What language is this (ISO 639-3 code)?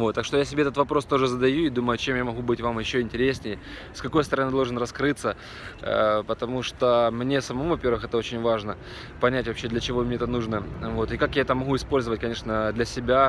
rus